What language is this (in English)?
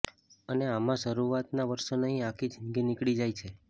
Gujarati